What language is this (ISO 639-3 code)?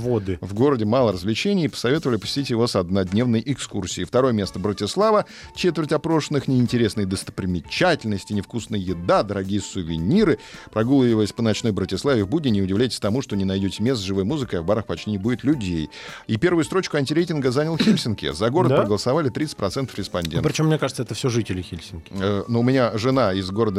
rus